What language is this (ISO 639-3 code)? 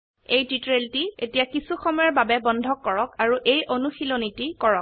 asm